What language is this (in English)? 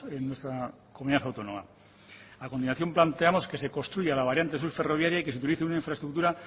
Spanish